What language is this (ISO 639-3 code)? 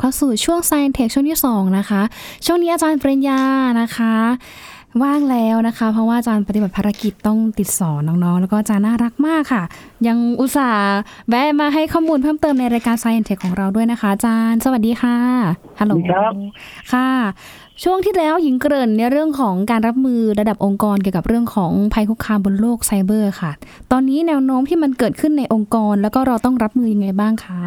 tha